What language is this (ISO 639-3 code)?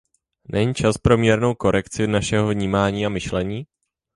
ces